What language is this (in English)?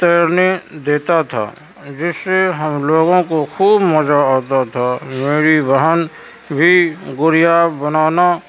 Urdu